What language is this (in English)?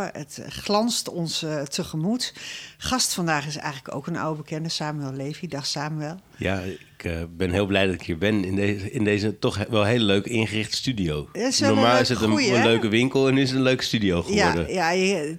Dutch